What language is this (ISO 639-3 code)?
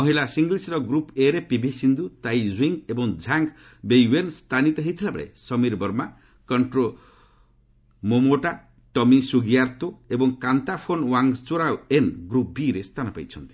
ori